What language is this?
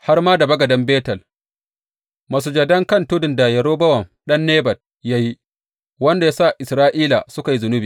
Hausa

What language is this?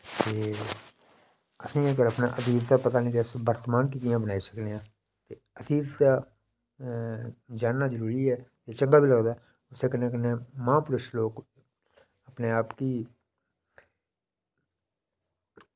Dogri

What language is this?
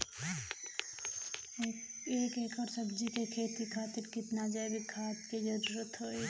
Bhojpuri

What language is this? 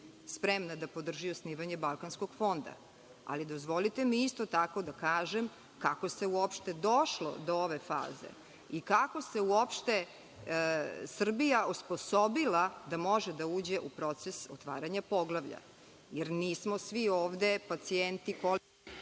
Serbian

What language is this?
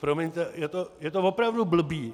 Czech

